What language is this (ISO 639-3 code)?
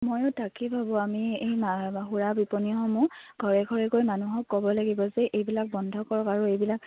asm